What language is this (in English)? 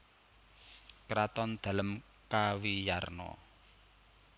Javanese